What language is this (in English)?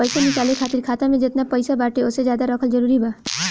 Bhojpuri